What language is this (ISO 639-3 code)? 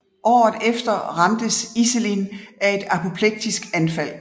dan